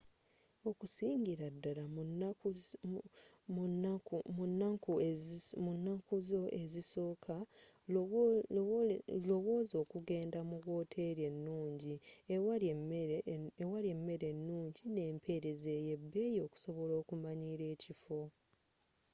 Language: Ganda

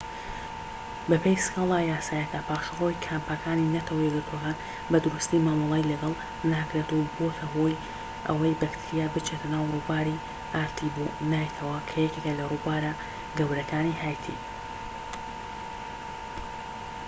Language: Central Kurdish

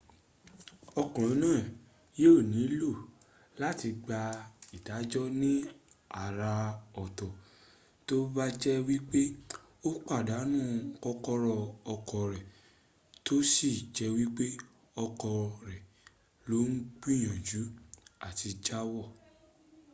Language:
Yoruba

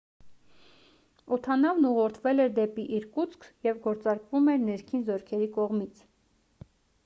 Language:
Armenian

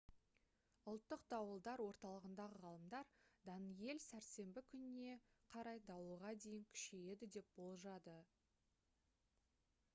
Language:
Kazakh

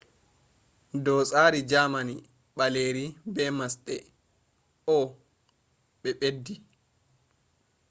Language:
Fula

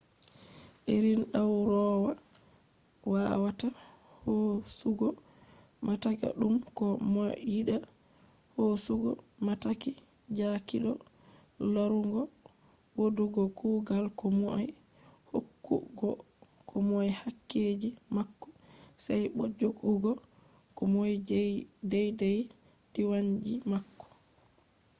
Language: Fula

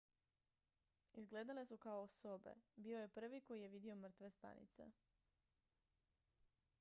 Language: Croatian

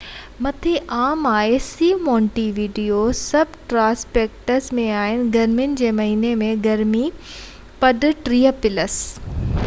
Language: Sindhi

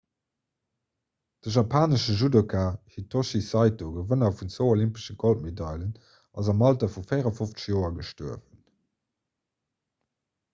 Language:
Luxembourgish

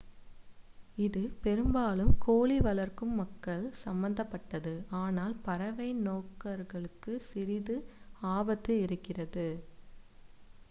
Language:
Tamil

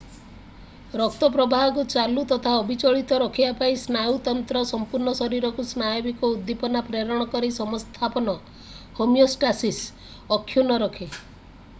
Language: Odia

